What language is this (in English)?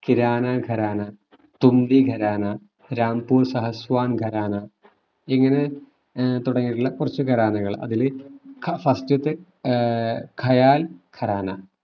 Malayalam